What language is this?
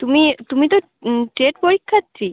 Bangla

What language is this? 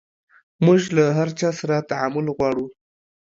Pashto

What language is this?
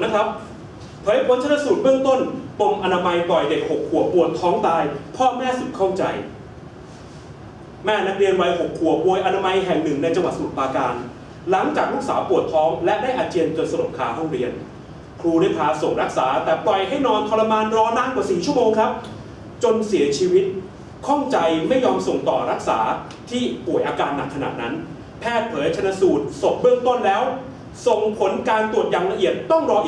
Thai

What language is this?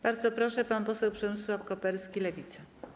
Polish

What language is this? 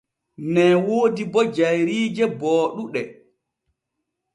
Borgu Fulfulde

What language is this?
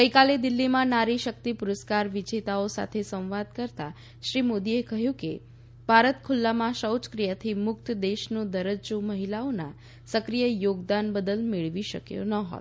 Gujarati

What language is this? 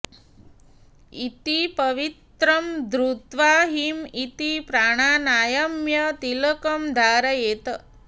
Sanskrit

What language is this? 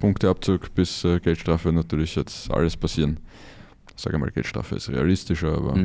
German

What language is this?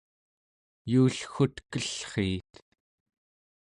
Central Yupik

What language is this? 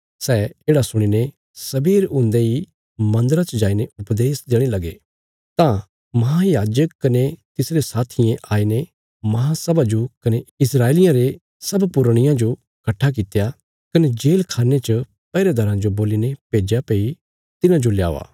Bilaspuri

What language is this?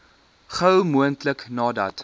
Afrikaans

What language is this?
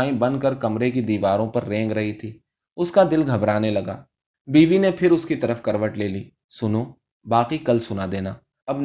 Urdu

